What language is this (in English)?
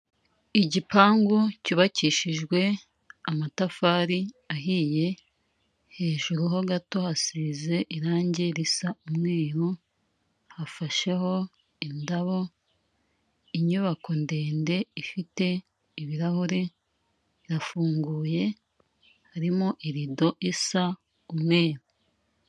Kinyarwanda